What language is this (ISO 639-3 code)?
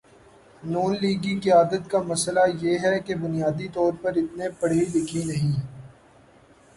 urd